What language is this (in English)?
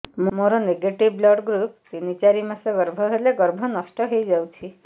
Odia